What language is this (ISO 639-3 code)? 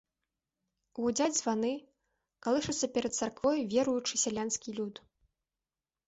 bel